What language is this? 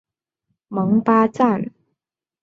Chinese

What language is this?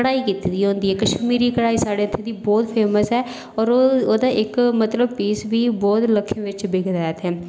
Dogri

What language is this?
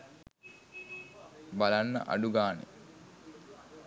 Sinhala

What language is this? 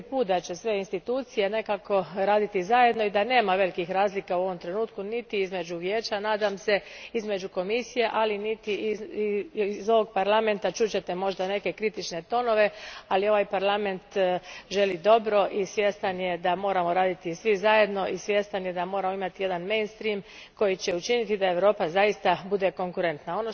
Croatian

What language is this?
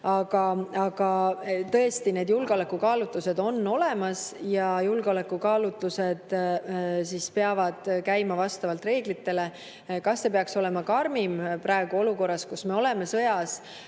Estonian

